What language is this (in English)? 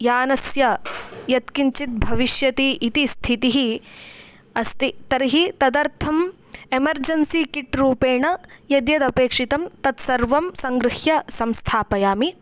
Sanskrit